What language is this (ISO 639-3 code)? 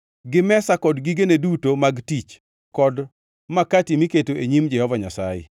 luo